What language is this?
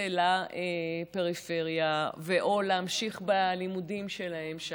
Hebrew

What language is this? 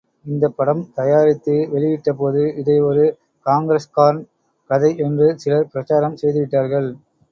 Tamil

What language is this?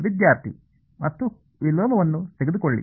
Kannada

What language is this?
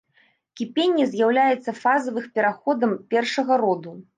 Belarusian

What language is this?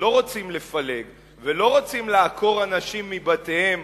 Hebrew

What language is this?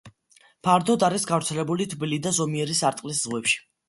Georgian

